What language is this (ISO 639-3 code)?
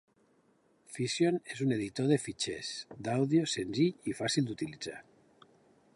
cat